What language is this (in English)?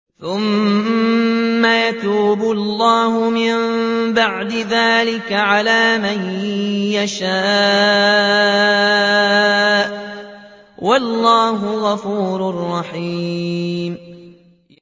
Arabic